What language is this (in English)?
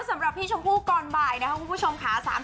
Thai